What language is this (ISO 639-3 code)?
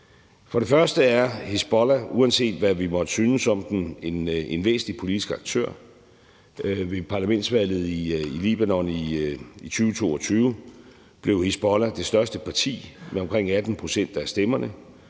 dan